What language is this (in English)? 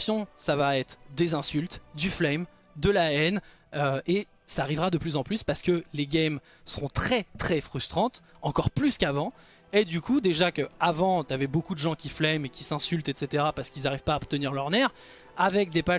French